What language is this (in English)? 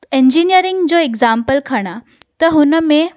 Sindhi